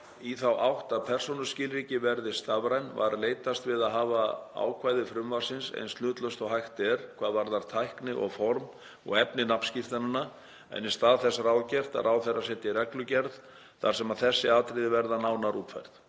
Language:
Icelandic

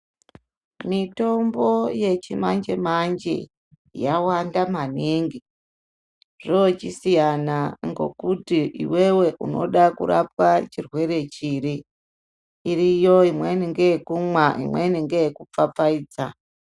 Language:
Ndau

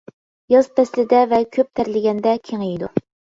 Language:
Uyghur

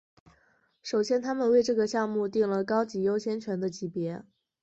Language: Chinese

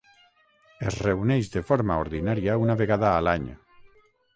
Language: Catalan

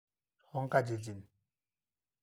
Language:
Masai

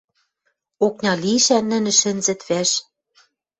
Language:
Western Mari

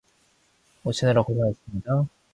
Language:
Korean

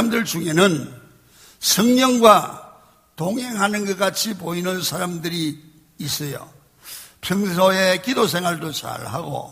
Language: Korean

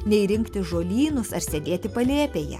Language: Lithuanian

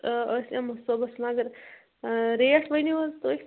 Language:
Kashmiri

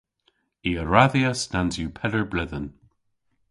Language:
Cornish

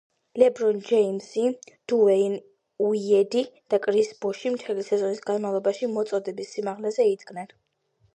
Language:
Georgian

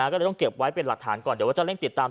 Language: Thai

